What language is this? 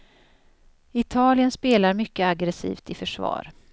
Swedish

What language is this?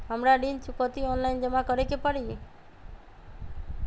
Magahi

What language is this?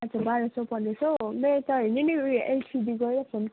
Nepali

